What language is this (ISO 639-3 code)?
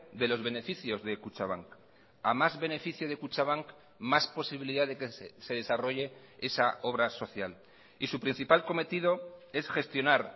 spa